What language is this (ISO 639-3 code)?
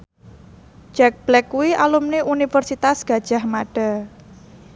jav